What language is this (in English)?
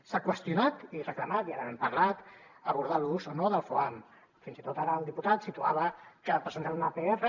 Catalan